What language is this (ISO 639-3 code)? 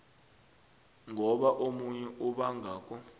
nbl